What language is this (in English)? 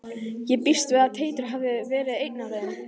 Icelandic